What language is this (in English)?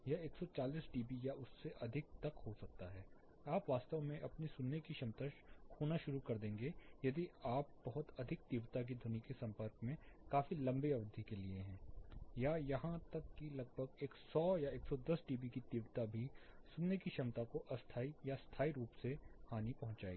Hindi